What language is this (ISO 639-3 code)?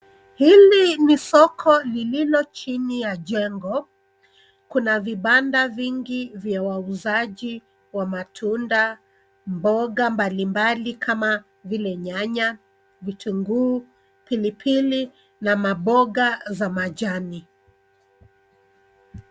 swa